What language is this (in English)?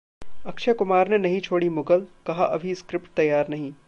Hindi